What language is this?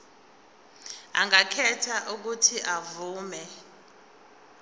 Zulu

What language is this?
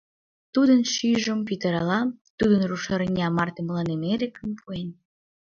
Mari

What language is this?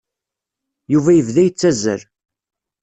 Kabyle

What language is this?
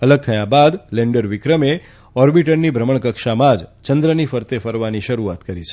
Gujarati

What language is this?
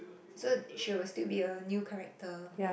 English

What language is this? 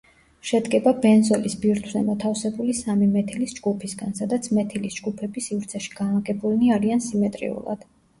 Georgian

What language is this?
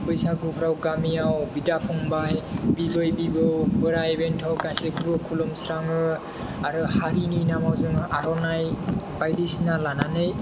Bodo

